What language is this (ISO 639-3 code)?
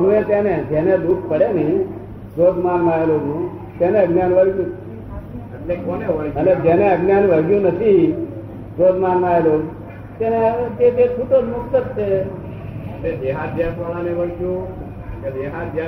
guj